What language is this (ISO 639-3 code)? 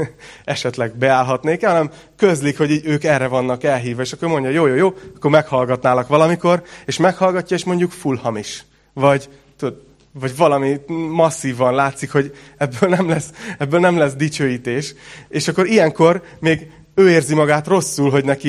hun